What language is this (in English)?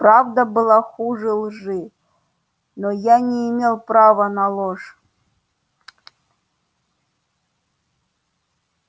Russian